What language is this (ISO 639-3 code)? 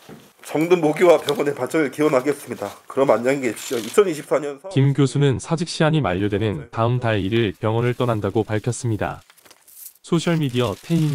kor